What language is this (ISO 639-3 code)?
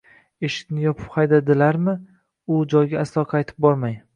uzb